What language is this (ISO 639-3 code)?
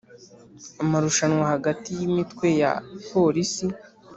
kin